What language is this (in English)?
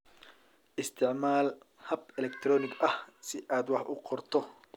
Somali